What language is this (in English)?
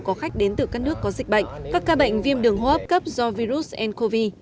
Vietnamese